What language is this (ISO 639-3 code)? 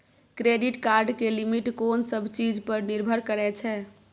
mai